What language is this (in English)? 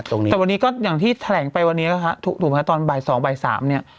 Thai